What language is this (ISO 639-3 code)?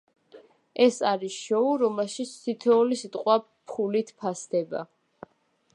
kat